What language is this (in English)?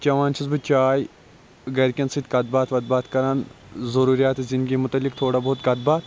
Kashmiri